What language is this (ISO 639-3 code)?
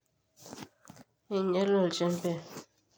mas